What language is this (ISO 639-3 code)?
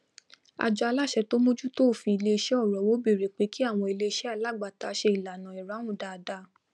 yor